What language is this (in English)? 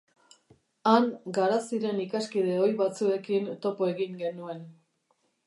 Basque